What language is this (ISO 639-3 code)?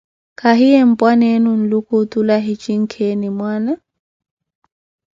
eko